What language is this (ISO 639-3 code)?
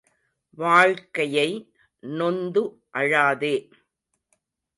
tam